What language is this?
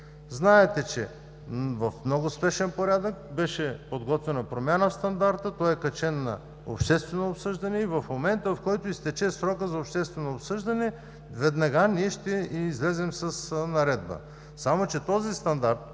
Bulgarian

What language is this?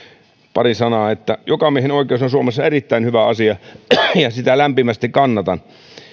Finnish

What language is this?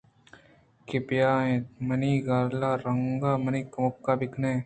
Eastern Balochi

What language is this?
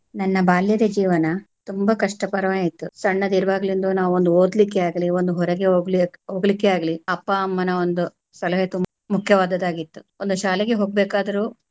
Kannada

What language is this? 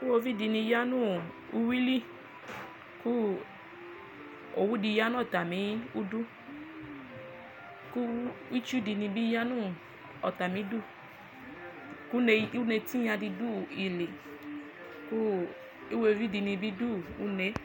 Ikposo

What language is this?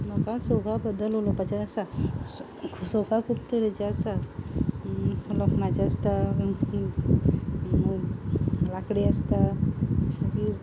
Konkani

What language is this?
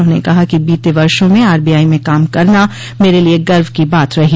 Hindi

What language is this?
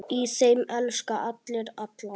Icelandic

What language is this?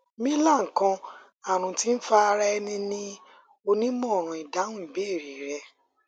Yoruba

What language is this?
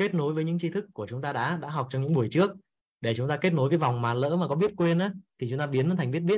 Vietnamese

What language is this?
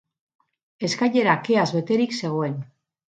Basque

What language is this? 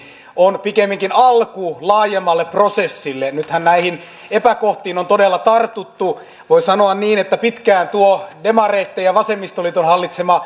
Finnish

